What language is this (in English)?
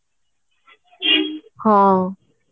Odia